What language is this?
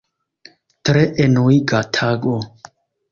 Esperanto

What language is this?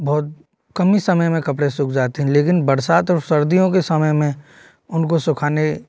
Hindi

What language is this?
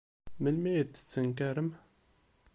Kabyle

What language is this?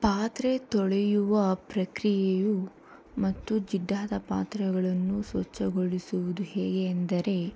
Kannada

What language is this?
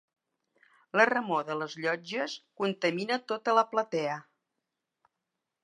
Catalan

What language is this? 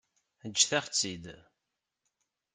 Kabyle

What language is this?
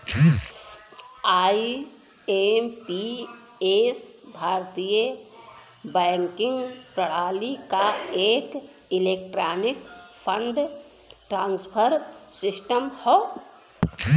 Bhojpuri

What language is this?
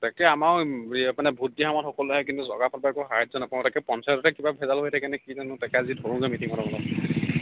Assamese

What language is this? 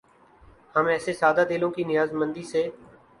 Urdu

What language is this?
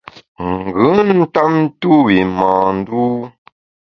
Bamun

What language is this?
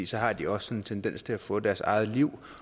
Danish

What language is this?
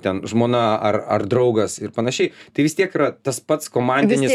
Lithuanian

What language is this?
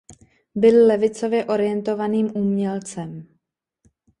Czech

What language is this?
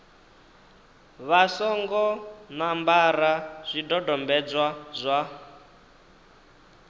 Venda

